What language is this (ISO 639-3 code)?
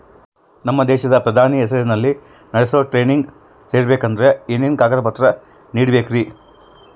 kan